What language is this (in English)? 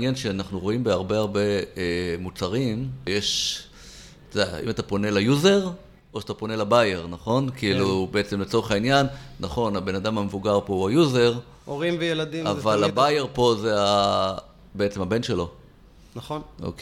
Hebrew